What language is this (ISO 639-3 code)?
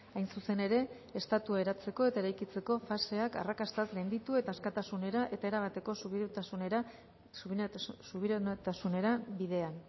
eus